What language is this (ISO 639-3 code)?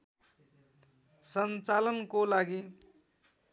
nep